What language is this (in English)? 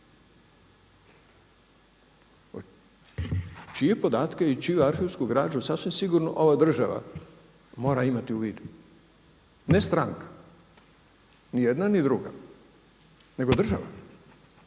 Croatian